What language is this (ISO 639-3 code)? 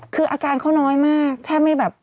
tha